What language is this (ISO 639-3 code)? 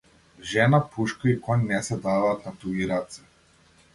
mkd